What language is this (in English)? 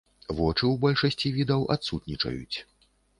Belarusian